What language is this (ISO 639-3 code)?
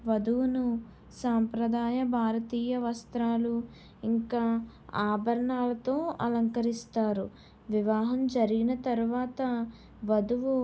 tel